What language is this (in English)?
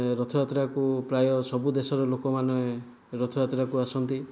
Odia